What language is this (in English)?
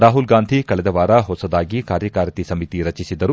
Kannada